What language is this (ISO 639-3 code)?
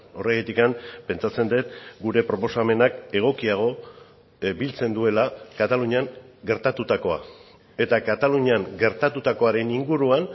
eus